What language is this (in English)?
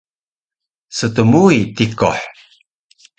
Taroko